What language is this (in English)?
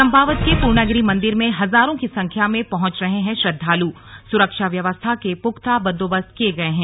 Hindi